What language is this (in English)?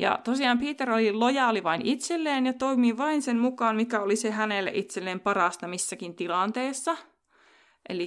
Finnish